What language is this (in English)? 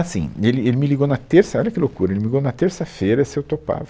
Portuguese